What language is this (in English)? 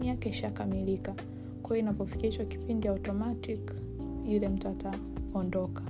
Swahili